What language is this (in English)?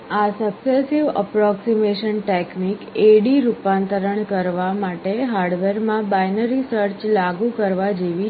Gujarati